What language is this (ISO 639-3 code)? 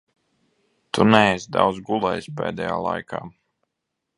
lav